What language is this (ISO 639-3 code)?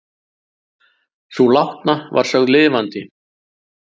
isl